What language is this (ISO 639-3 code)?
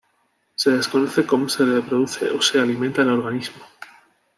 spa